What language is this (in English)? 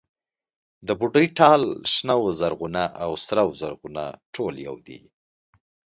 Pashto